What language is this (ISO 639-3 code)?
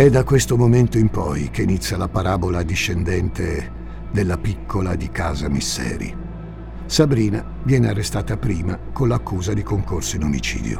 ita